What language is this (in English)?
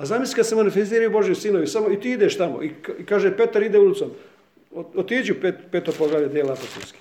Croatian